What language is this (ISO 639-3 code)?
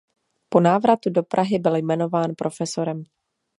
ces